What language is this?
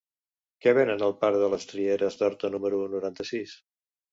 Catalan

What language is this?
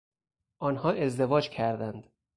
Persian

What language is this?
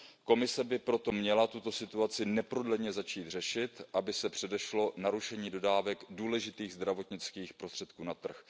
Czech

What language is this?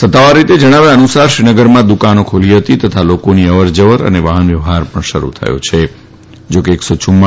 Gujarati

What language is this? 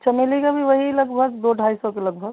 Hindi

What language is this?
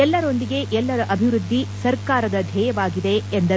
Kannada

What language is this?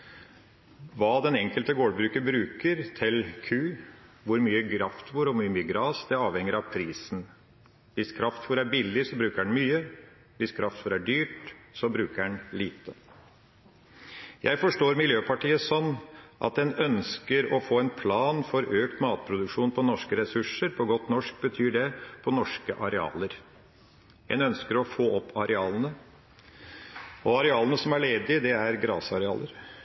Norwegian Bokmål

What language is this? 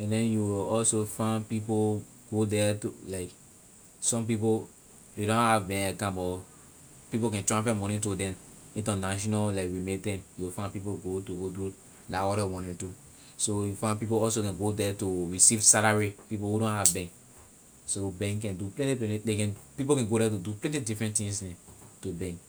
Liberian English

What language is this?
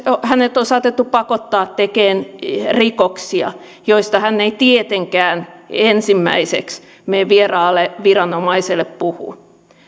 Finnish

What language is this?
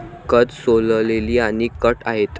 Marathi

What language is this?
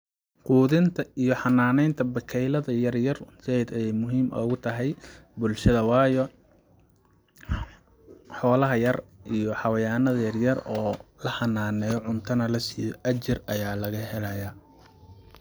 Somali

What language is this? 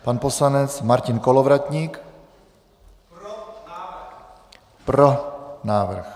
Czech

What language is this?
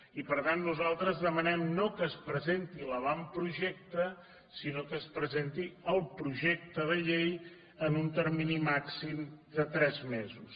Catalan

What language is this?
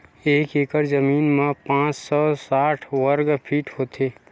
Chhattisgarhi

